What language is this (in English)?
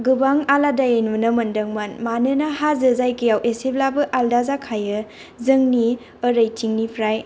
Bodo